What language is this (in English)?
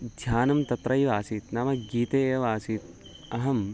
Sanskrit